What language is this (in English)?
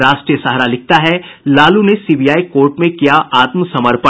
Hindi